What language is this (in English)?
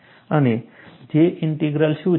Gujarati